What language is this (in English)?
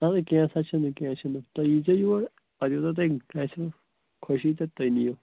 Kashmiri